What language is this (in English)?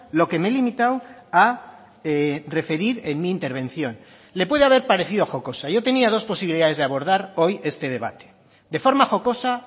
Spanish